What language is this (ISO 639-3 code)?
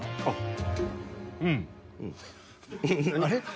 jpn